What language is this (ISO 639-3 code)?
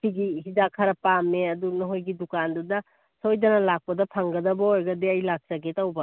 mni